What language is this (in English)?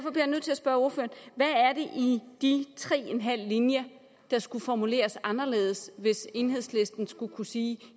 Danish